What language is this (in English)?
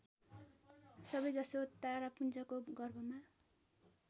Nepali